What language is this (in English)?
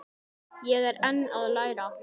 Icelandic